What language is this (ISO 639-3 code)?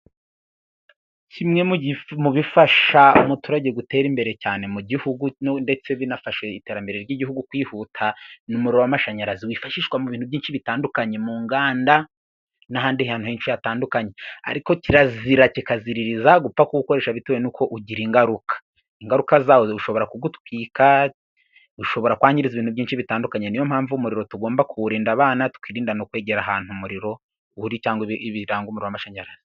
kin